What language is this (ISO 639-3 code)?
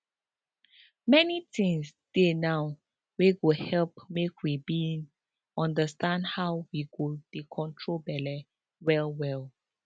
pcm